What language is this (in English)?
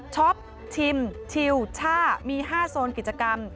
Thai